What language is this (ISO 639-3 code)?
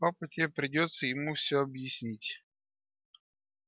rus